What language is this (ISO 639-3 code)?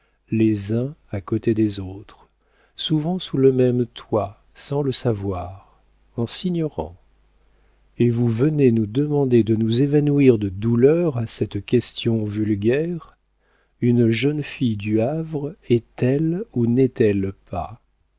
fra